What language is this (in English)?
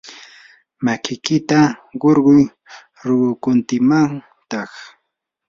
Yanahuanca Pasco Quechua